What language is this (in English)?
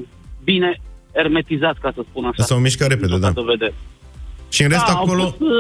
Romanian